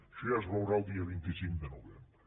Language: Catalan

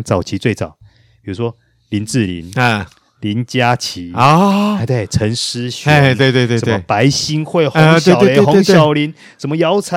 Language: Chinese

